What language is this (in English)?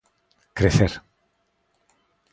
Galician